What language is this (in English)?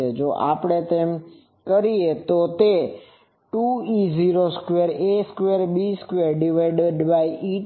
Gujarati